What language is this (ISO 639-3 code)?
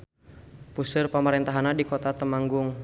sun